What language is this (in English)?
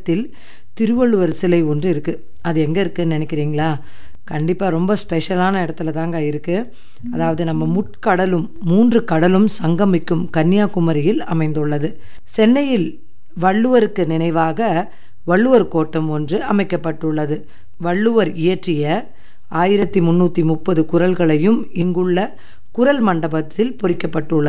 Tamil